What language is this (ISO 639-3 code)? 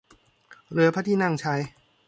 tha